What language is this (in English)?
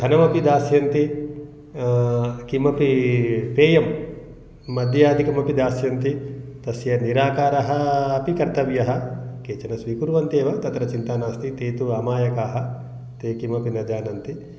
Sanskrit